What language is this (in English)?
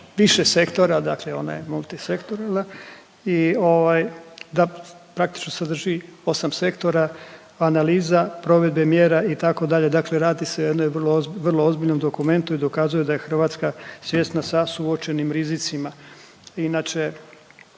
Croatian